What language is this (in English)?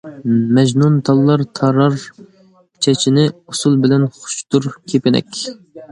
Uyghur